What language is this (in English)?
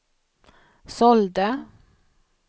Swedish